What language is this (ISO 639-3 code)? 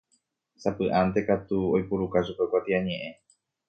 grn